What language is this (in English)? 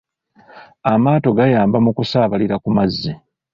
Ganda